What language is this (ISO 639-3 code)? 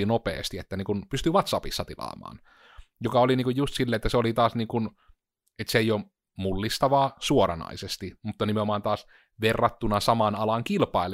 fin